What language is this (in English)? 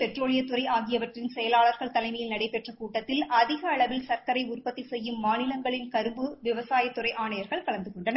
Tamil